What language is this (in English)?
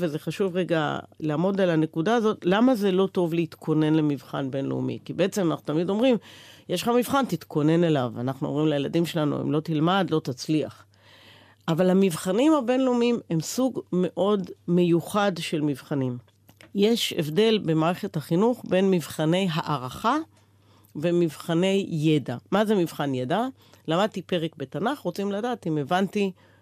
Hebrew